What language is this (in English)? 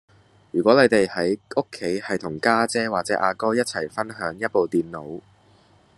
Cantonese